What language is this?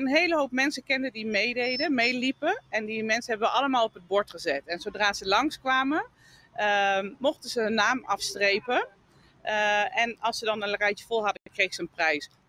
Dutch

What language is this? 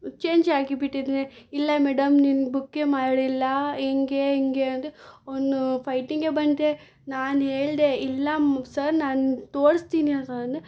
Kannada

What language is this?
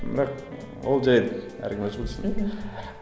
Kazakh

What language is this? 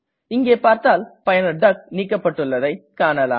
Tamil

